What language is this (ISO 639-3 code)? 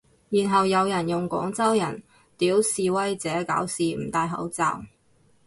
yue